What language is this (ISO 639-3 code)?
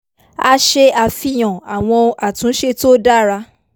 yor